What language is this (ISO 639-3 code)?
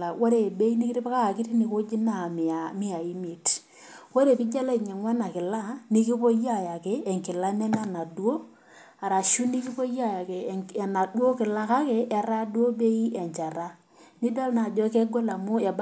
mas